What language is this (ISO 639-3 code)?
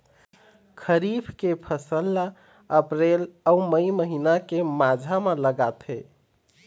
hne